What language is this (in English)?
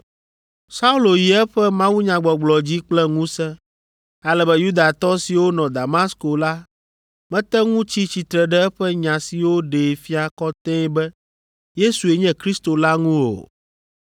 Ewe